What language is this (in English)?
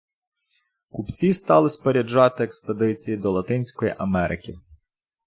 Ukrainian